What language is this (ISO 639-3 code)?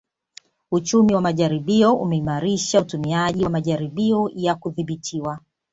swa